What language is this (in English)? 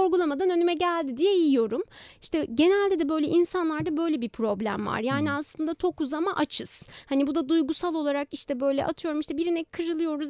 Turkish